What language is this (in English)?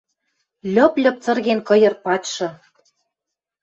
Western Mari